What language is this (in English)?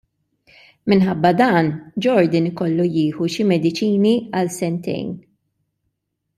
Maltese